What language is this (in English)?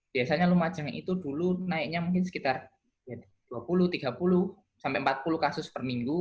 Indonesian